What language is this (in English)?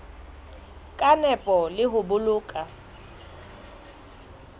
Southern Sotho